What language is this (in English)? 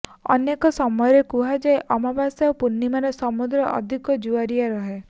Odia